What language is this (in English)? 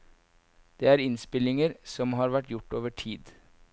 Norwegian